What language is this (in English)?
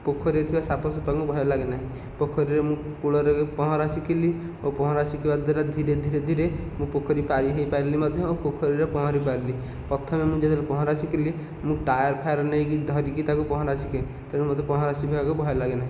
Odia